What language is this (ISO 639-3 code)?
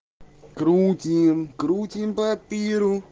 rus